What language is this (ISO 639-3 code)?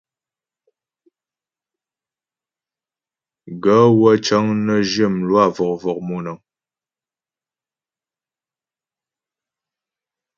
bbj